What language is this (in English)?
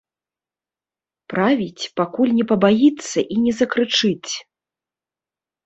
Belarusian